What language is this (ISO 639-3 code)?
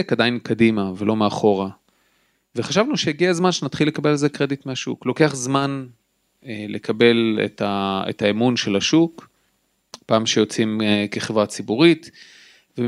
heb